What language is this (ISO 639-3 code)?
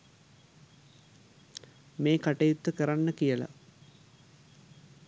sin